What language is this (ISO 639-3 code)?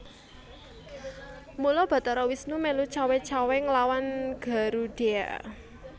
jav